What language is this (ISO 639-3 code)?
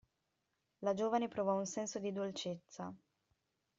ita